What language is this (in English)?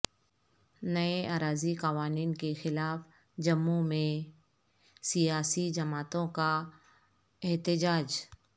Urdu